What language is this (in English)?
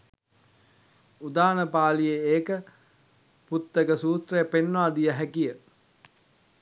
Sinhala